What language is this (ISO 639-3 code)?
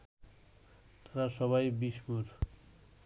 ben